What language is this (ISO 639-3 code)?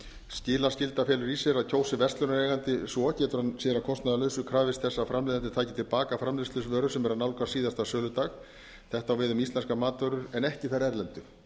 isl